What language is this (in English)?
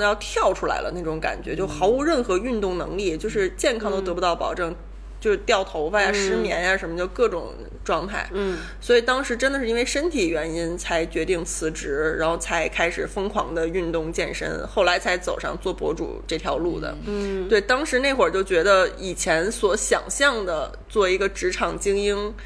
Chinese